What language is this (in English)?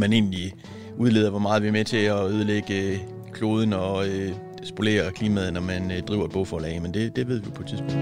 Danish